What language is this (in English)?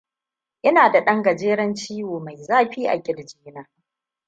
Hausa